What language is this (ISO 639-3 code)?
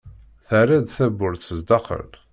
kab